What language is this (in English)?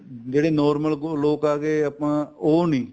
Punjabi